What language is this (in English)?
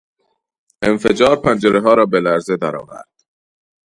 Persian